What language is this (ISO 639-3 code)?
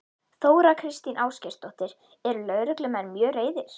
isl